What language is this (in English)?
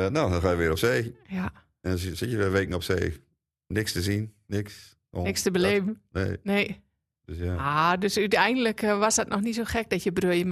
Dutch